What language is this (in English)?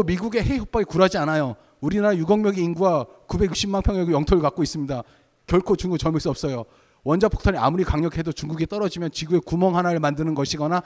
Korean